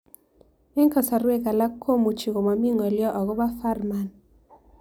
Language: Kalenjin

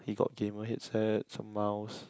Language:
English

